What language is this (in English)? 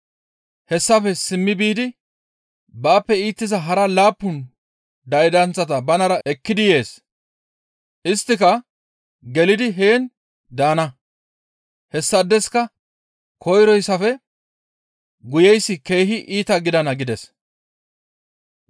Gamo